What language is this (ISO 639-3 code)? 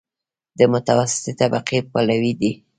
pus